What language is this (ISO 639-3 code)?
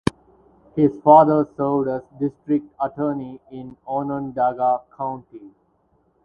eng